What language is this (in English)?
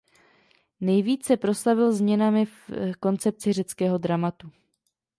Czech